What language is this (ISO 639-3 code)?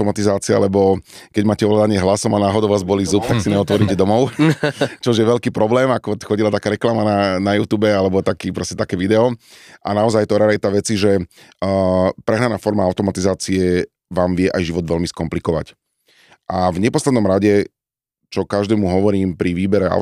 slk